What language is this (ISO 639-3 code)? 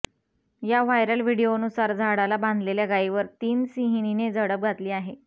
mar